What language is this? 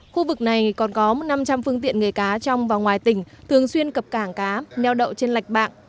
Vietnamese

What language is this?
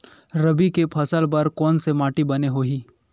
Chhattisgarhi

